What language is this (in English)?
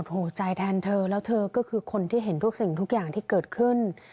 Thai